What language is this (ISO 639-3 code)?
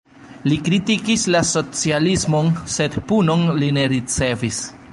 epo